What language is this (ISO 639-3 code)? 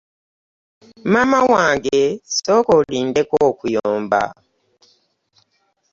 lug